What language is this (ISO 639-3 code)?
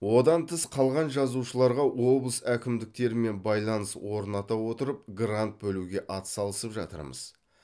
kaz